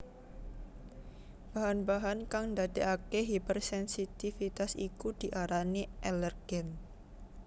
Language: Javanese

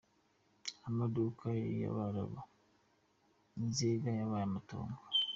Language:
Kinyarwanda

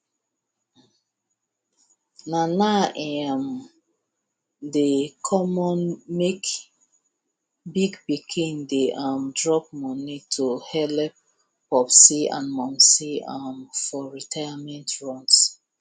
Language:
Nigerian Pidgin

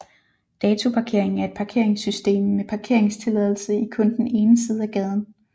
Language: Danish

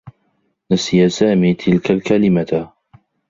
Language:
Arabic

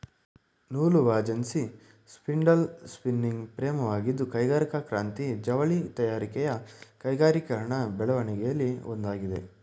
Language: Kannada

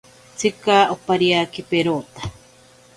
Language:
Ashéninka Perené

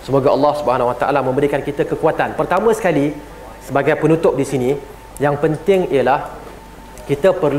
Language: Malay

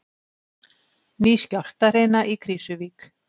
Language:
Icelandic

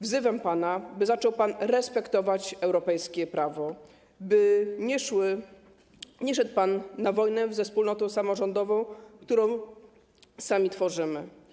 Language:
Polish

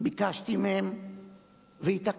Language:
Hebrew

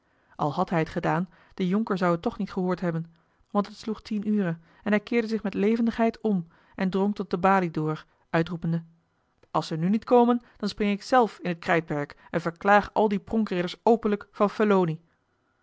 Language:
Dutch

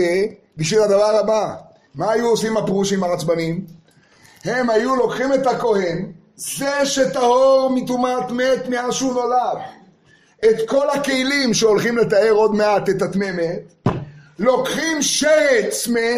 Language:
Hebrew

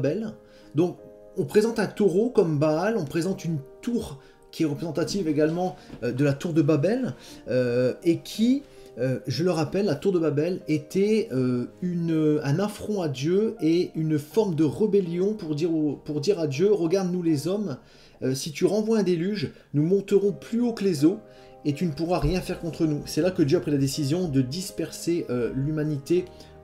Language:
French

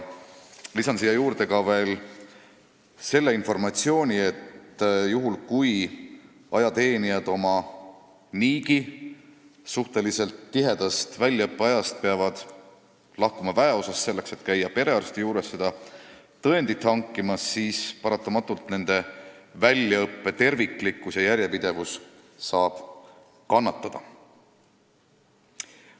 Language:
Estonian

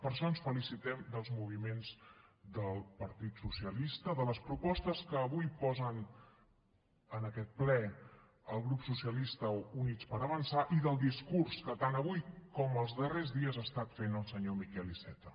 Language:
Catalan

